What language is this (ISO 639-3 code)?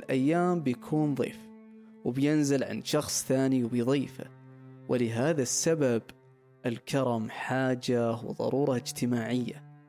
ara